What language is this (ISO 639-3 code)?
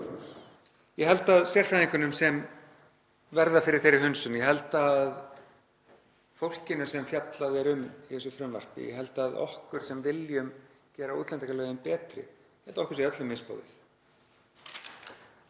isl